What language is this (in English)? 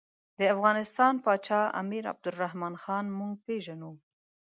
Pashto